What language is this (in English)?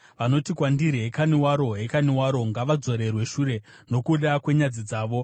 Shona